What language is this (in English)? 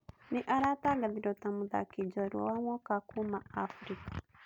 Kikuyu